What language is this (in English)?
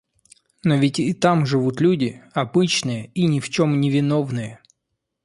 Russian